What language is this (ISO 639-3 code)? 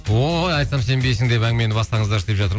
kaz